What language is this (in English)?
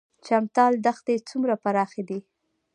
Pashto